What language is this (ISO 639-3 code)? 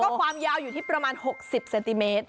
tha